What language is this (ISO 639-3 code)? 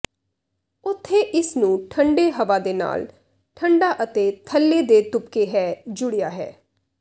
pan